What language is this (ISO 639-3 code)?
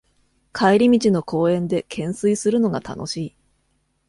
jpn